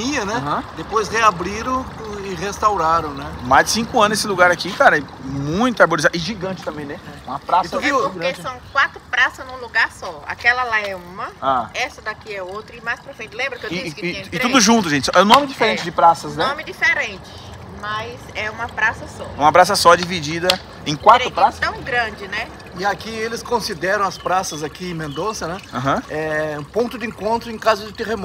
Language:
Portuguese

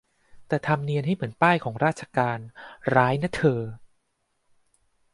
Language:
Thai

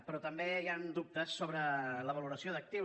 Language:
Catalan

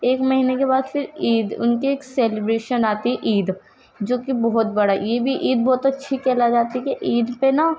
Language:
Urdu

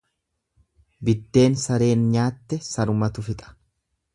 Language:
Oromo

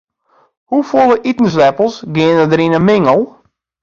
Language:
Western Frisian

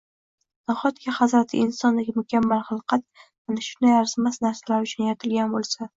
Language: Uzbek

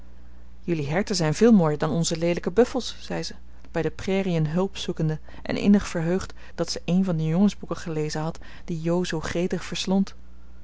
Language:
Dutch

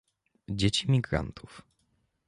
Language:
Polish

